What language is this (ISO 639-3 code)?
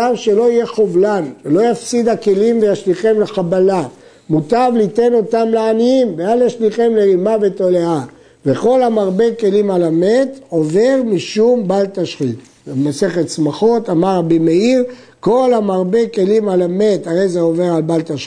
heb